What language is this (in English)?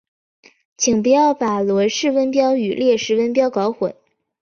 Chinese